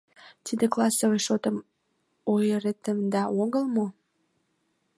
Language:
Mari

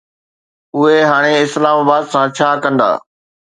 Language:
Sindhi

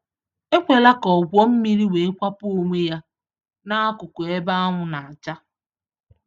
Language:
Igbo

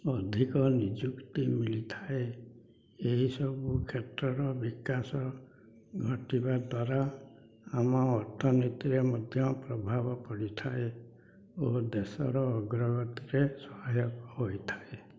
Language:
Odia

